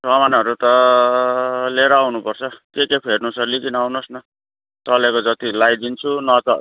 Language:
Nepali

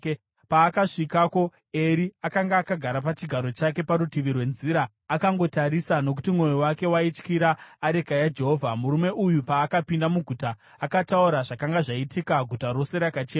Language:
Shona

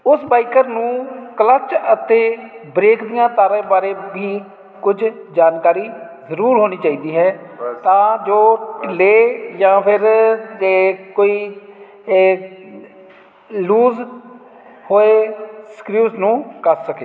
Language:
Punjabi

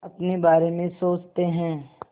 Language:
Hindi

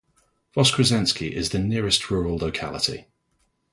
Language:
English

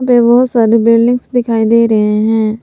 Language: Hindi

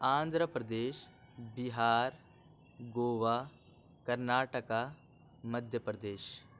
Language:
Urdu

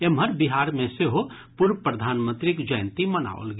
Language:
Maithili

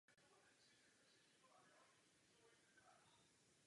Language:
Czech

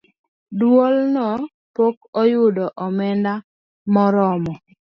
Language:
Luo (Kenya and Tanzania)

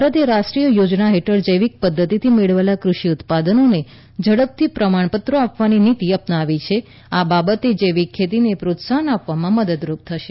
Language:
Gujarati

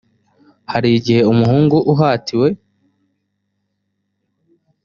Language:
Kinyarwanda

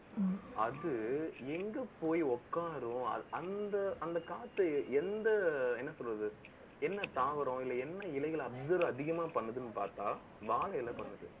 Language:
Tamil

